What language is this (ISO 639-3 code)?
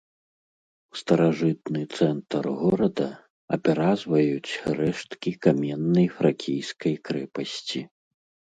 bel